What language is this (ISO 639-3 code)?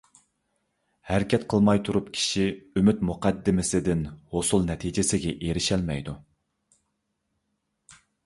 uig